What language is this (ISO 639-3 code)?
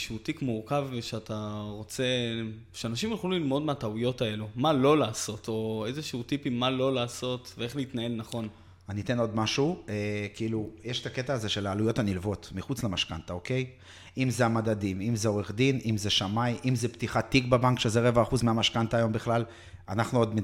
heb